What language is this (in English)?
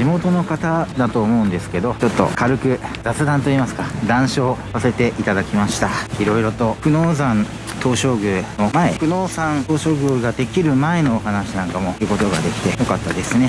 Japanese